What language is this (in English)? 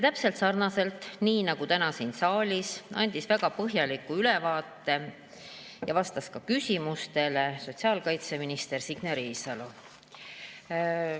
Estonian